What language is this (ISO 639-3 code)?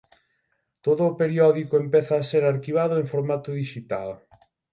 glg